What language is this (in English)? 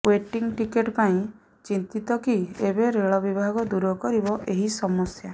Odia